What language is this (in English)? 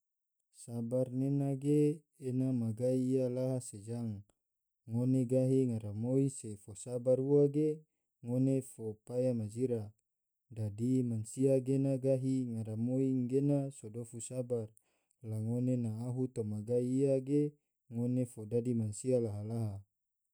Tidore